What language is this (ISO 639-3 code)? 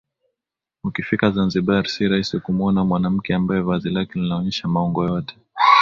swa